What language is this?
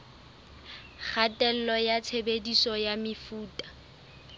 Southern Sotho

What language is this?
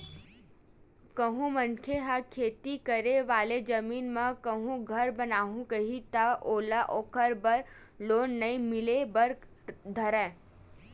Chhattisgarhi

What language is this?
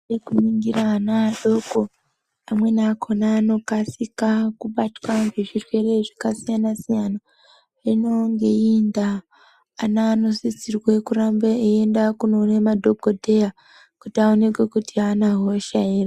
Ndau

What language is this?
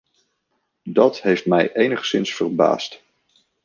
Dutch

